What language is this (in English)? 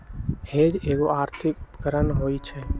Magahi